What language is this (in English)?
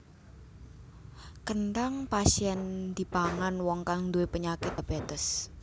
Javanese